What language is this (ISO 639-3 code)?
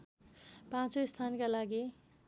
nep